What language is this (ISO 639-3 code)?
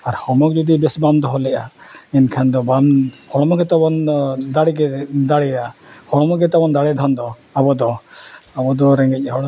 sat